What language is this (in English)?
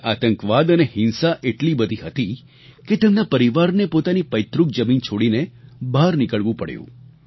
Gujarati